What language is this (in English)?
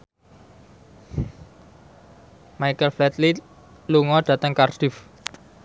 Javanese